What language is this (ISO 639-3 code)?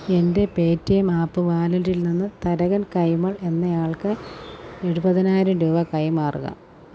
mal